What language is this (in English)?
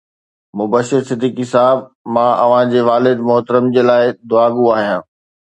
Sindhi